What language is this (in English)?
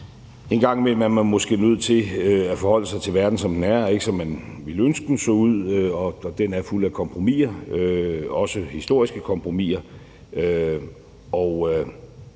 Danish